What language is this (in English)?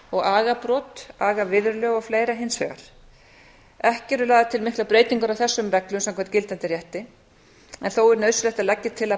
Icelandic